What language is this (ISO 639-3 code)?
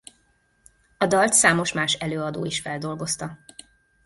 hun